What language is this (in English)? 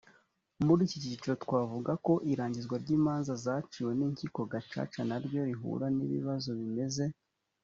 Kinyarwanda